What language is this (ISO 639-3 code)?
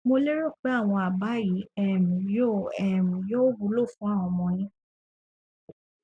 yor